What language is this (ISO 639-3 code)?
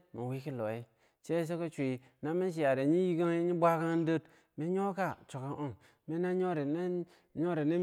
bsj